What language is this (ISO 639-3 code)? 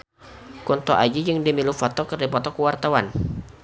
sun